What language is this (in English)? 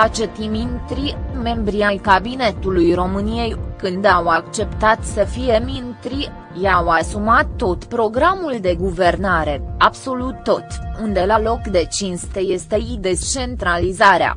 Romanian